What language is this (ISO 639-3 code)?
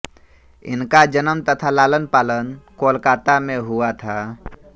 hin